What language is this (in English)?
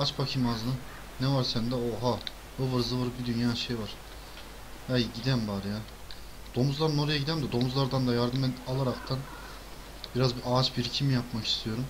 Turkish